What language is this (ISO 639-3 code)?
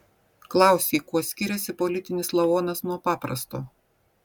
lit